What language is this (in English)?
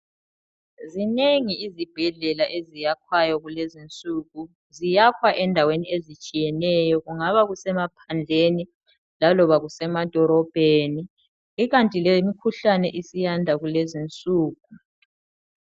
North Ndebele